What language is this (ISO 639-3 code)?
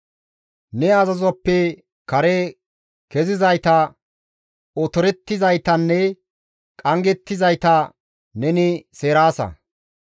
gmv